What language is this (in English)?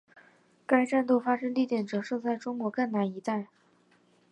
Chinese